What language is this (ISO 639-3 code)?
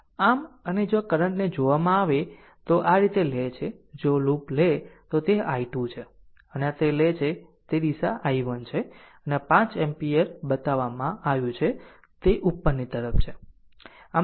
guj